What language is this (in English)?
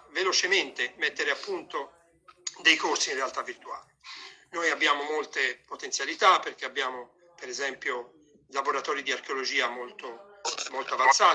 Italian